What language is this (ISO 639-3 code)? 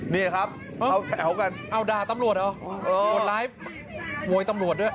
tha